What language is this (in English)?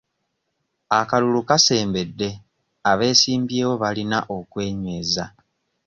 Ganda